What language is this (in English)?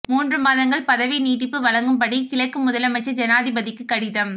Tamil